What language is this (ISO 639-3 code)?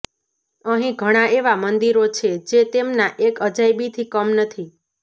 guj